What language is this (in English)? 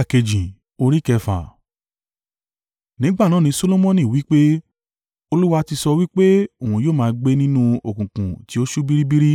Yoruba